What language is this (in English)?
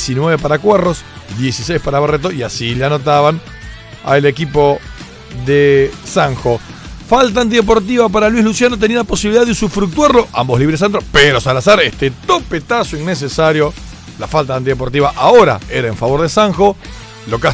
Spanish